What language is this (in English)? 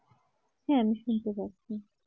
Bangla